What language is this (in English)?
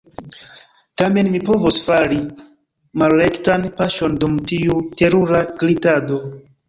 Esperanto